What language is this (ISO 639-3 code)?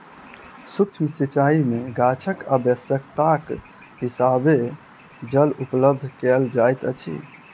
mai